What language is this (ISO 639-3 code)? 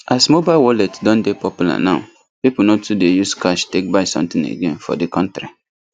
pcm